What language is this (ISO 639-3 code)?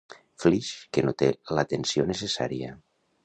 cat